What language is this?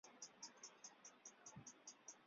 Chinese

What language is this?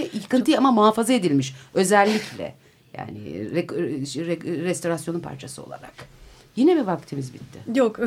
Turkish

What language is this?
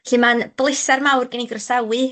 Welsh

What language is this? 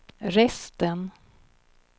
Swedish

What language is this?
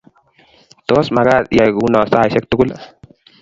Kalenjin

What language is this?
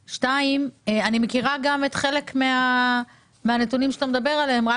Hebrew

